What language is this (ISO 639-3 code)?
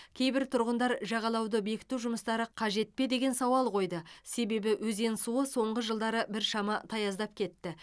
kaz